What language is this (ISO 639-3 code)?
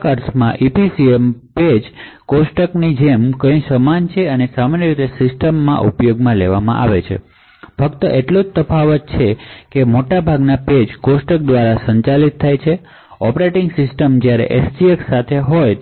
guj